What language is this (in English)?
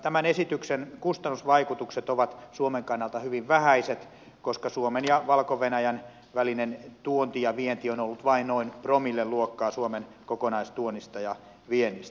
Finnish